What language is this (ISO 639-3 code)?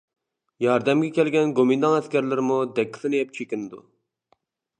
uig